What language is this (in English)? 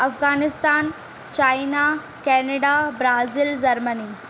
Sindhi